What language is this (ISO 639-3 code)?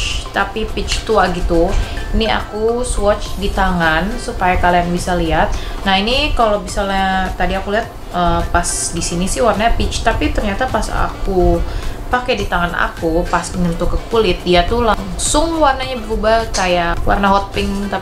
ind